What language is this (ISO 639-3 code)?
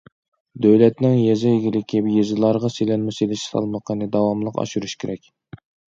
uig